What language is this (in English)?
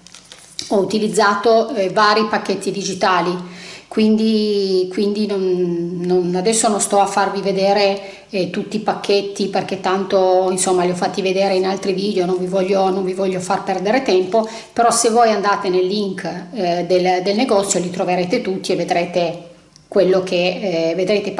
Italian